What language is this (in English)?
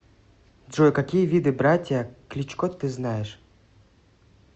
Russian